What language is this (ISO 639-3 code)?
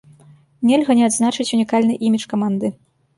bel